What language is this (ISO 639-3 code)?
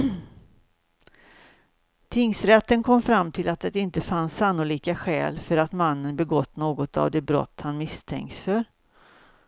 swe